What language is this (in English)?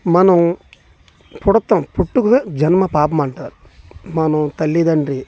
Telugu